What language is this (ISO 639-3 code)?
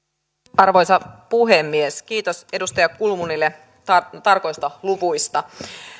fin